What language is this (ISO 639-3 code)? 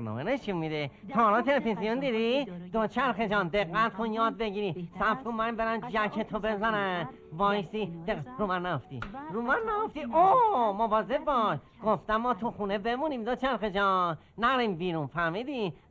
fas